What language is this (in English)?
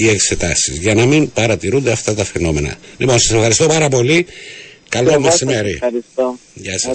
Greek